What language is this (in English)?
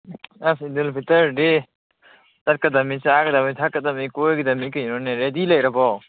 Manipuri